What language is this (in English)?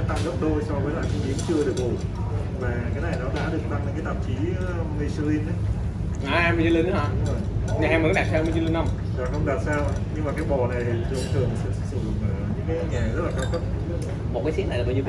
Vietnamese